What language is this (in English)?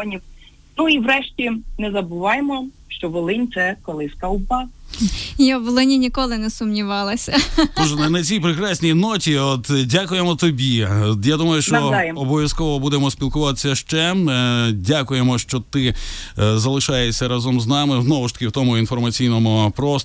Ukrainian